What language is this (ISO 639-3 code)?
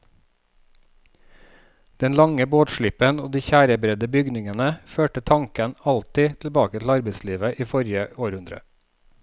nor